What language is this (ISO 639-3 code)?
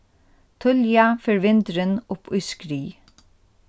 fao